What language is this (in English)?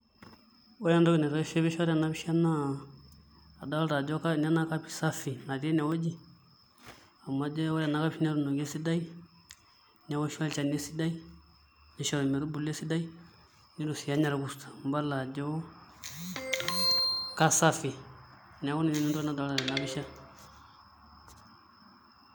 Masai